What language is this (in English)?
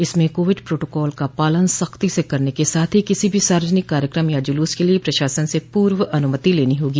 Hindi